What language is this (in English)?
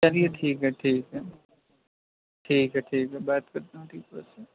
Urdu